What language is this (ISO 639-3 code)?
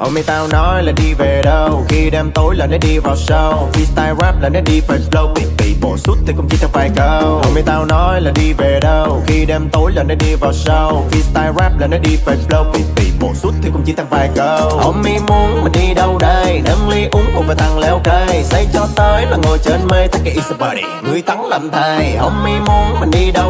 vie